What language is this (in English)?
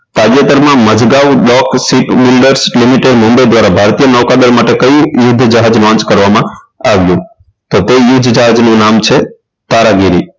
Gujarati